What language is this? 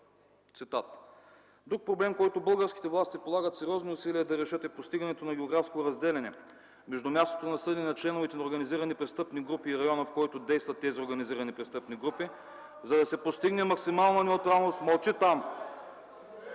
Bulgarian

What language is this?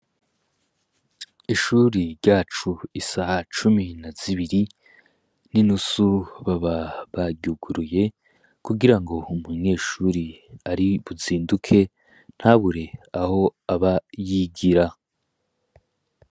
Rundi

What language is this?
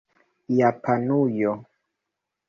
Esperanto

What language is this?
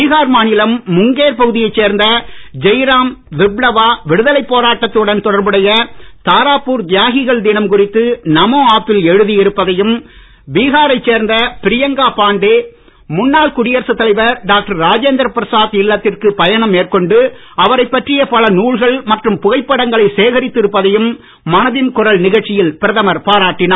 Tamil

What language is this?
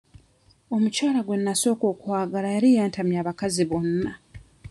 Ganda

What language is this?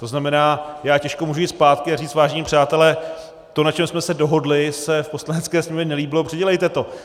Czech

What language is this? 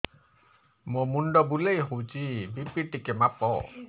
Odia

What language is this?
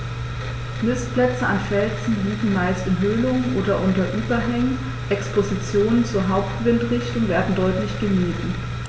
German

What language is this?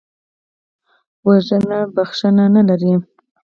Pashto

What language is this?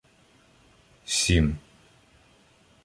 Ukrainian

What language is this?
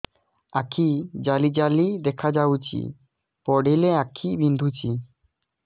Odia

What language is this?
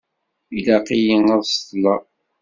Kabyle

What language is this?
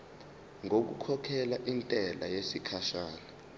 Zulu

